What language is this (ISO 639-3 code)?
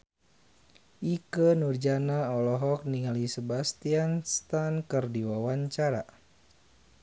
sun